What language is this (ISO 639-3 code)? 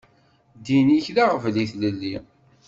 kab